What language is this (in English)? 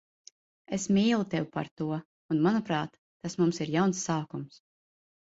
Latvian